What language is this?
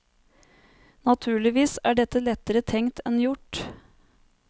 Norwegian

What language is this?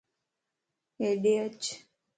Lasi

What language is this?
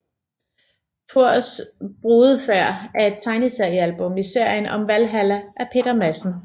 Danish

